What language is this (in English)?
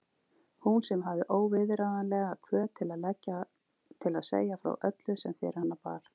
Icelandic